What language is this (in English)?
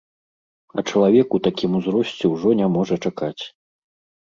Belarusian